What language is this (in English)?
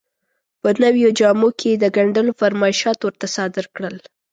Pashto